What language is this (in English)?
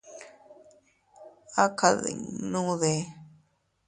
Teutila Cuicatec